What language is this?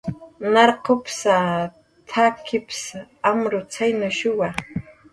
Jaqaru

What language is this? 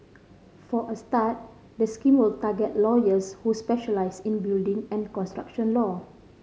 English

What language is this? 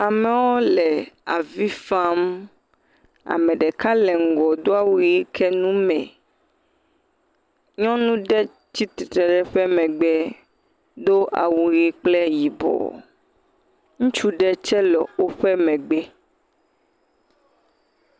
Ewe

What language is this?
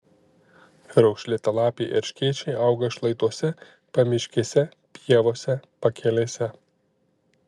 Lithuanian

